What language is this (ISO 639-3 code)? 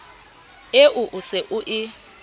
sot